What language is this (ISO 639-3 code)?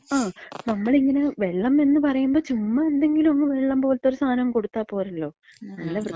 mal